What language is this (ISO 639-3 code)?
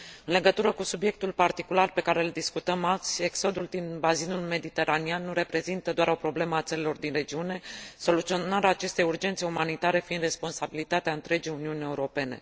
ron